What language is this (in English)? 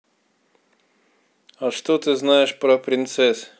Russian